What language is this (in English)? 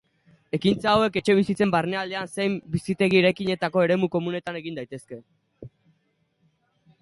Basque